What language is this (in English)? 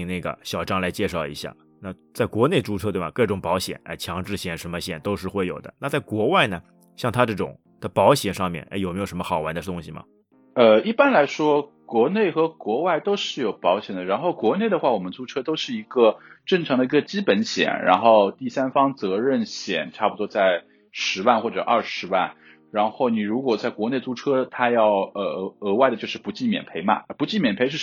Chinese